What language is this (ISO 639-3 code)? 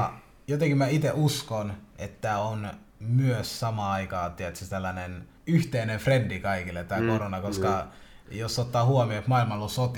fin